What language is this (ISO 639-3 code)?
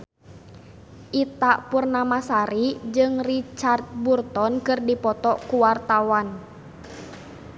sun